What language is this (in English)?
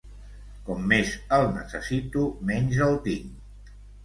Catalan